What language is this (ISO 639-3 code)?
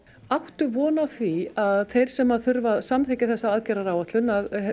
isl